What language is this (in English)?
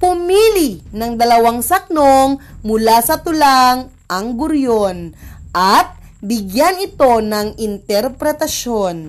Filipino